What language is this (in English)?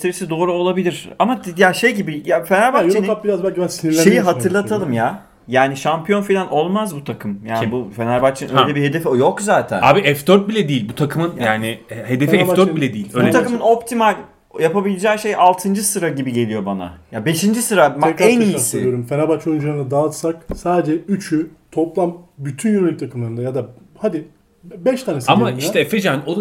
Turkish